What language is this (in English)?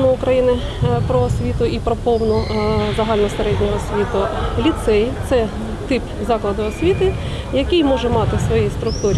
Ukrainian